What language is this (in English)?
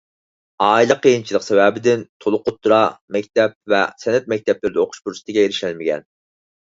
Uyghur